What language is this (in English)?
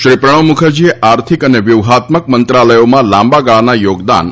Gujarati